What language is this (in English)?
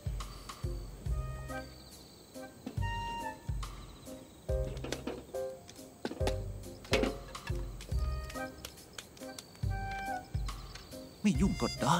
Thai